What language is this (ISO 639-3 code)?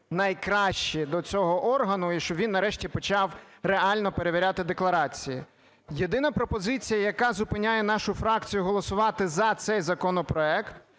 ukr